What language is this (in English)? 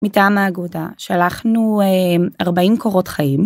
Hebrew